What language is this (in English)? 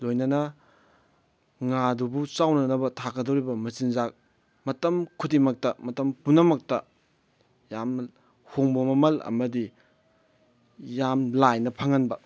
Manipuri